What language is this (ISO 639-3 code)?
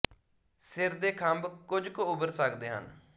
pan